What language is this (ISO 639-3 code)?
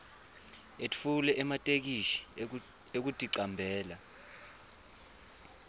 ssw